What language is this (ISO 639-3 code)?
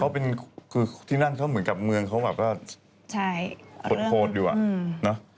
tha